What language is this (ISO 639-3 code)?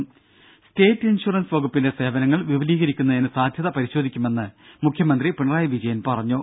mal